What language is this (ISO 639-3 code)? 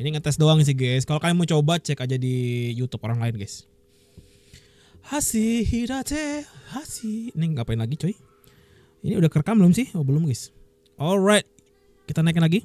ind